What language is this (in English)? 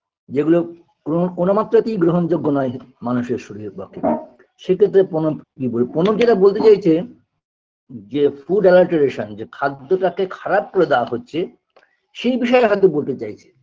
Bangla